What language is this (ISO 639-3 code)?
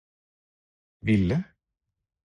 nob